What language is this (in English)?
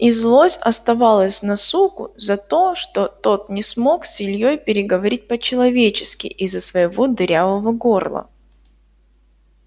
Russian